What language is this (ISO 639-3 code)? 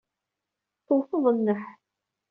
kab